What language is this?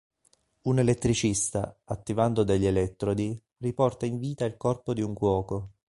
Italian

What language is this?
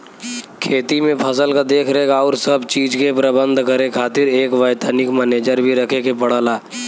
Bhojpuri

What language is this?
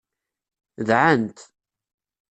Kabyle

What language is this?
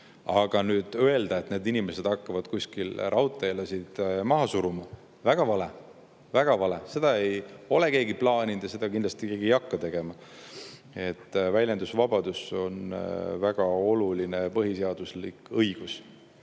Estonian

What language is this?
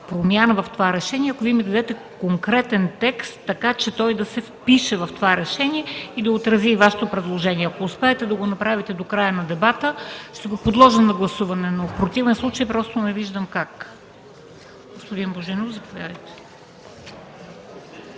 Bulgarian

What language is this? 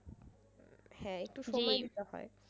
Bangla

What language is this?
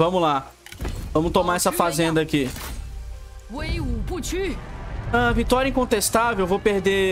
Portuguese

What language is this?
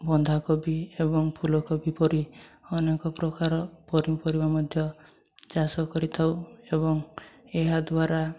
Odia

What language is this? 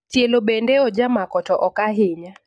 Luo (Kenya and Tanzania)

